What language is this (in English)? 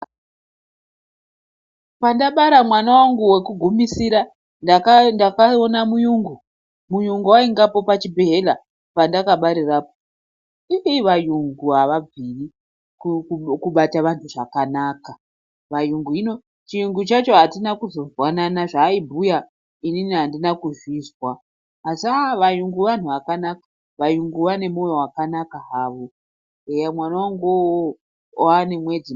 Ndau